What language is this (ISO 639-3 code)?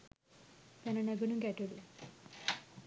sin